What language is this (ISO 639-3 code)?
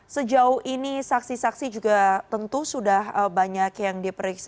ind